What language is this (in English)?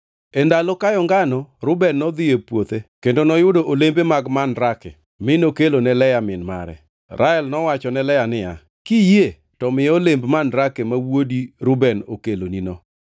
Luo (Kenya and Tanzania)